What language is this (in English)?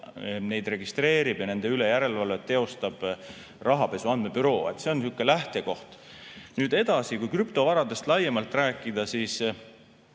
Estonian